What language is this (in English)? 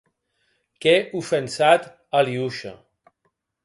Occitan